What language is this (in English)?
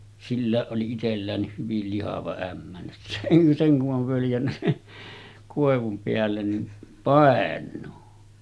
Finnish